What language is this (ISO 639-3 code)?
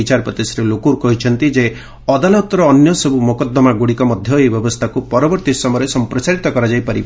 ori